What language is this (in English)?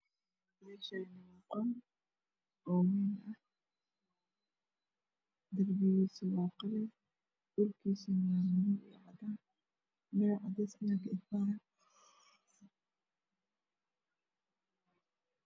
Somali